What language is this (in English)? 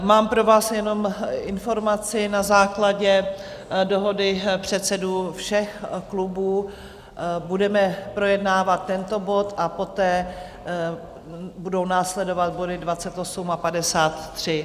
Czech